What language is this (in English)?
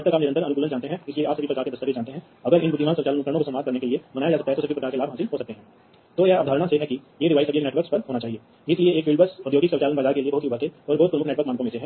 Hindi